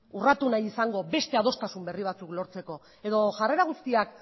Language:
Basque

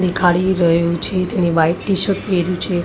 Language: Gujarati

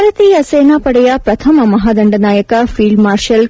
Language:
Kannada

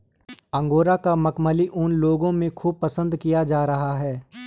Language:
Hindi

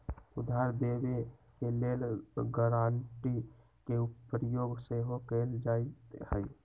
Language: Magahi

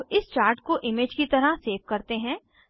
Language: Hindi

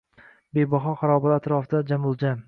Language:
Uzbek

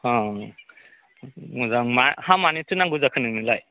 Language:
Bodo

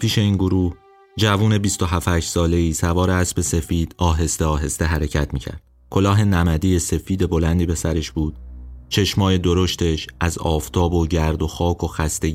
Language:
Persian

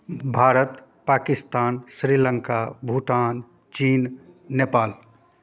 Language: Maithili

